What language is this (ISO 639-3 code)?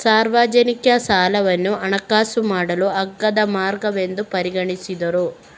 kan